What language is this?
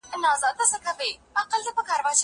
Pashto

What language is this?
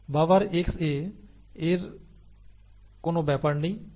Bangla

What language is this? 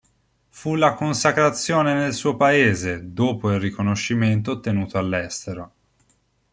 Italian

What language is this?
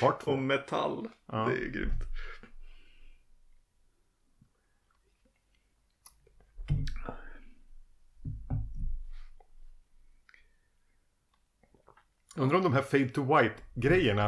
Swedish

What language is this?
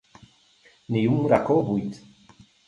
Catalan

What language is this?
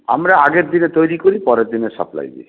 Bangla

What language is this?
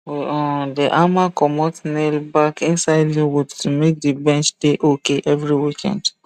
Nigerian Pidgin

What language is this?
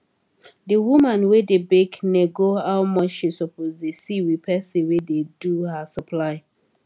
Nigerian Pidgin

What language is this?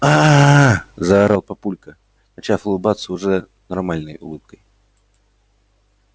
Russian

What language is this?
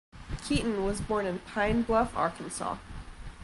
English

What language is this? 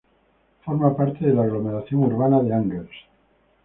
Spanish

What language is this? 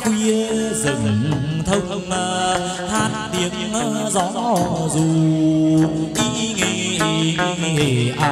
Vietnamese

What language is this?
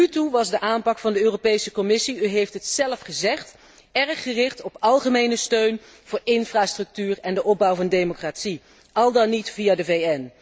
Dutch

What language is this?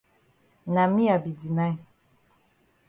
Cameroon Pidgin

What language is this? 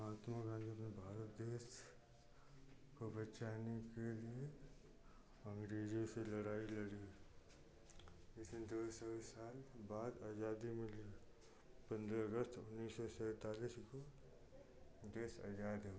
Hindi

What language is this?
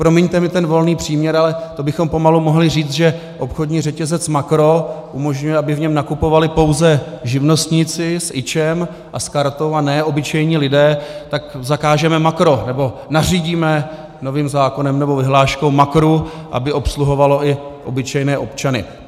Czech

